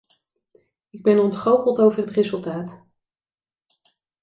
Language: Dutch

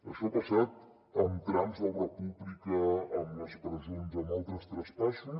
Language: Catalan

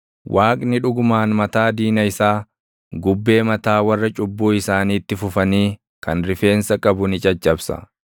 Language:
Oromo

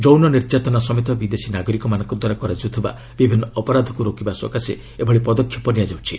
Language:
Odia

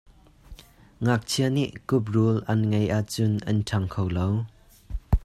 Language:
Hakha Chin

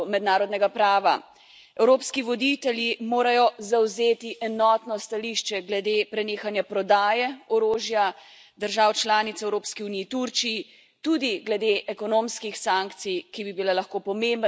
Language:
Slovenian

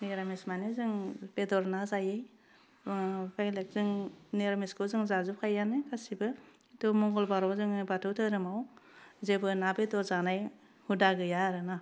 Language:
Bodo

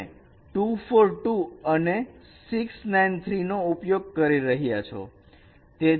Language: Gujarati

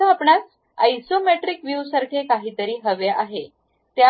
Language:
Marathi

